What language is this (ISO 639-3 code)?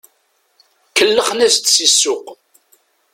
kab